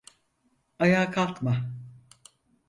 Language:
Turkish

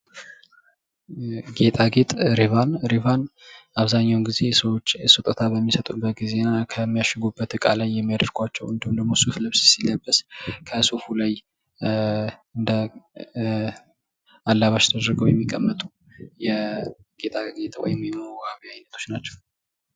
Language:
Amharic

